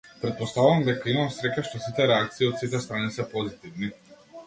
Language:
Macedonian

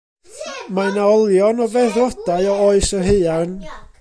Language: Welsh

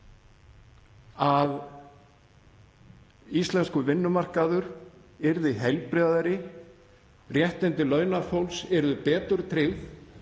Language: Icelandic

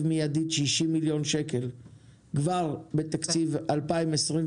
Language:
Hebrew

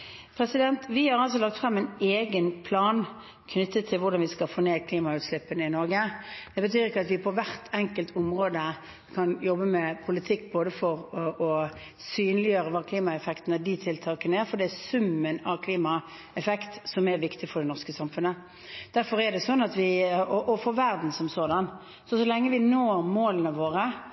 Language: Norwegian Bokmål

